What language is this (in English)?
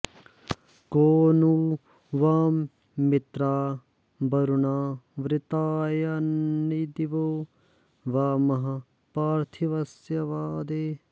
Sanskrit